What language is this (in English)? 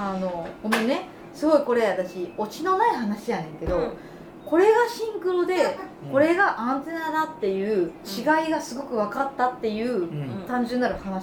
Japanese